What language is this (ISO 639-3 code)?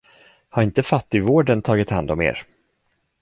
swe